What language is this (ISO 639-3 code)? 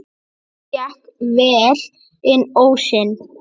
isl